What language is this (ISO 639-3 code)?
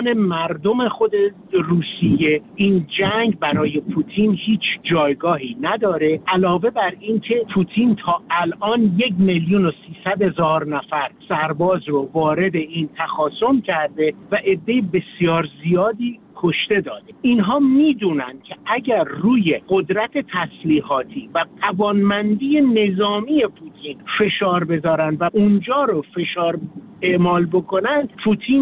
fas